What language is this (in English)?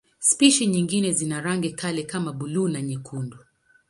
Swahili